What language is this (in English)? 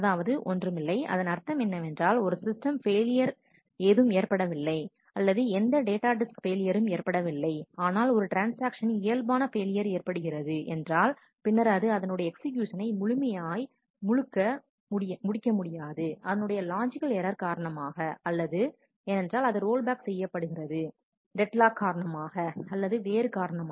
Tamil